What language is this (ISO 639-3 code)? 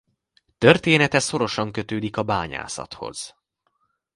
hun